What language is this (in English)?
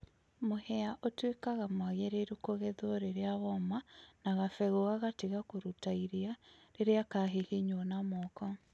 Kikuyu